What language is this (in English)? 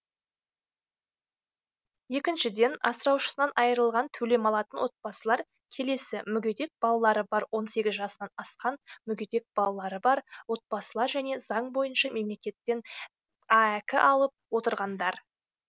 Kazakh